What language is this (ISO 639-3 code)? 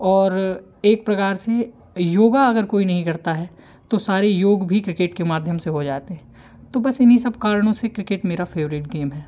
hin